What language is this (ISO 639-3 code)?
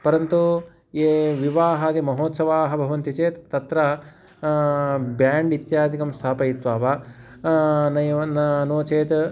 san